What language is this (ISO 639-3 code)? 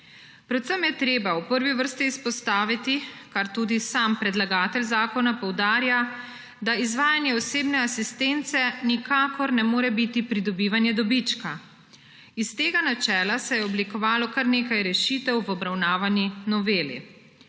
slv